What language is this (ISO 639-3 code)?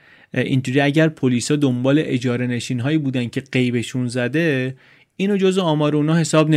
fas